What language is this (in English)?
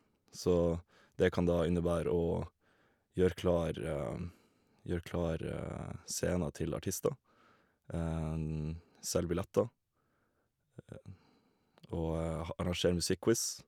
Norwegian